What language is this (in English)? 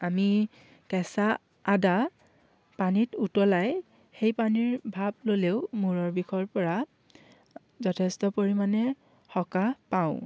Assamese